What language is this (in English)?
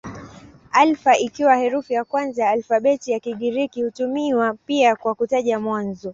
Swahili